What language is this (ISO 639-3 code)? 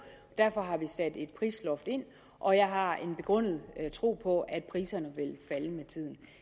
dan